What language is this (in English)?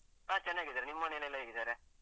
Kannada